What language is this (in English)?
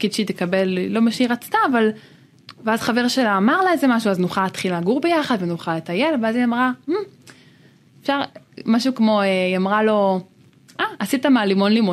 Hebrew